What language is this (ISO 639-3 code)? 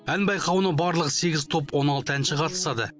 kaz